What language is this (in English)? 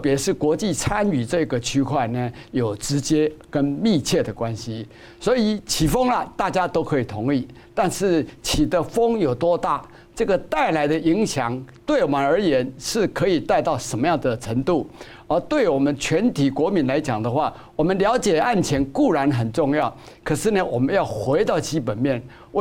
Chinese